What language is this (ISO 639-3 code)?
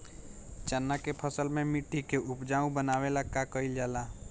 bho